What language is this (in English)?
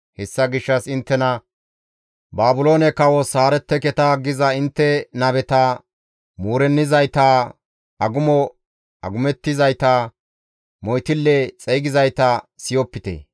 Gamo